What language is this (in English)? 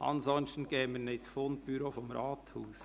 Swiss German